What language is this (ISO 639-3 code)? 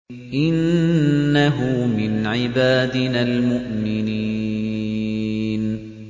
ara